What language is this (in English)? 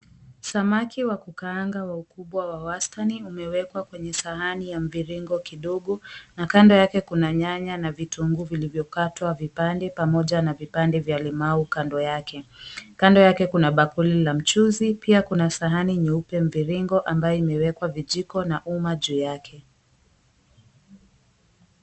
Swahili